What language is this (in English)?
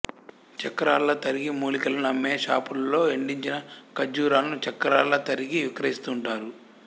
Telugu